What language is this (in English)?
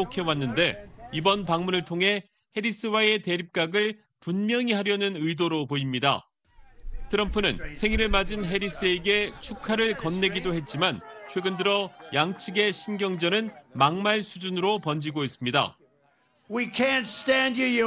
Korean